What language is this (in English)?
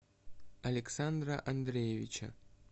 Russian